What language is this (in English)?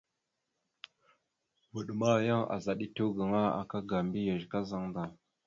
Mada (Cameroon)